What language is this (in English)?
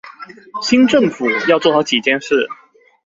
Chinese